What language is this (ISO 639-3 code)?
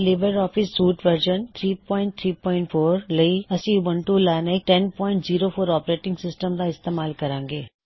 pan